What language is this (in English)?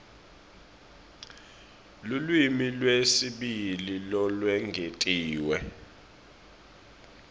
Swati